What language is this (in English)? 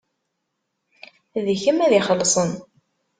Kabyle